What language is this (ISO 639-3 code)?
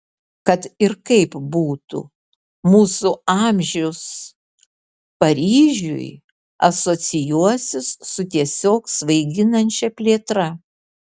lit